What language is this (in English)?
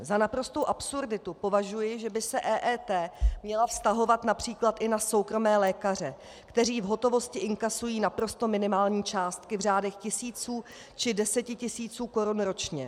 Czech